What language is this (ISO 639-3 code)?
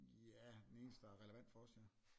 dan